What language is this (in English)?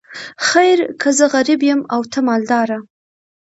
Pashto